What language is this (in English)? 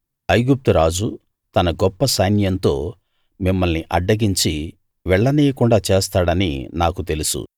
Telugu